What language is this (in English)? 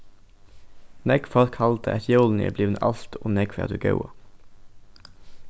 Faroese